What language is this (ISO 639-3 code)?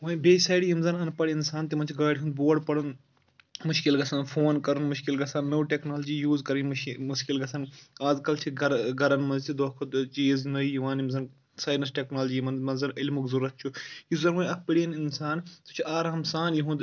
kas